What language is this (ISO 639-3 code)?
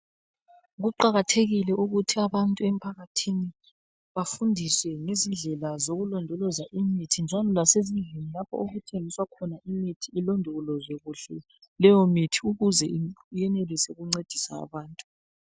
nde